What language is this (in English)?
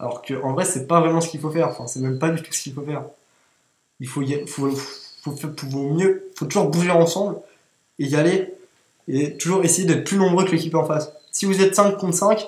French